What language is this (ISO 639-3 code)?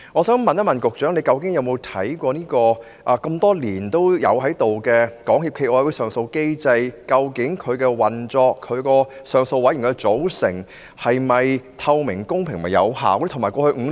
yue